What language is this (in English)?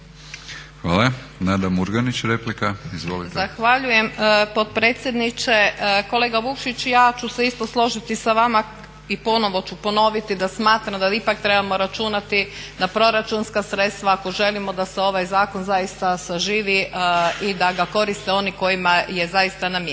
Croatian